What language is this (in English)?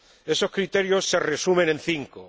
Spanish